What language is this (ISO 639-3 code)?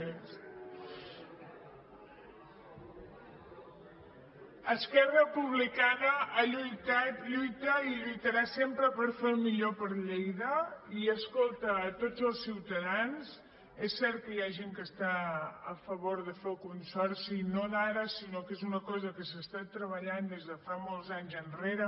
cat